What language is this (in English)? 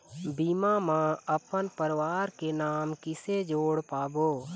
Chhattisgarhi